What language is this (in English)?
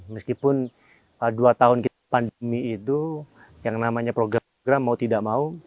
Indonesian